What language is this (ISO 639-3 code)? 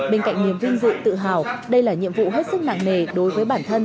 vie